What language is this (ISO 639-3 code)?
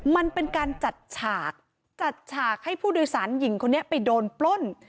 tha